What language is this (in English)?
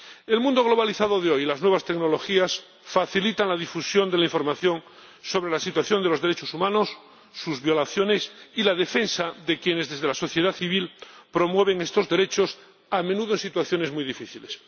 Spanish